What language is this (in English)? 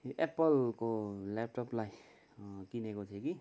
Nepali